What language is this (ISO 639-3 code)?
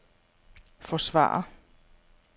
dan